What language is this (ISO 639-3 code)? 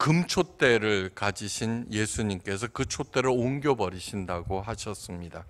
kor